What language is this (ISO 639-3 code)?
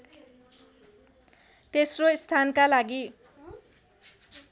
nep